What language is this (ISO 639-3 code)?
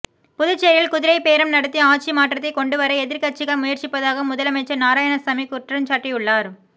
tam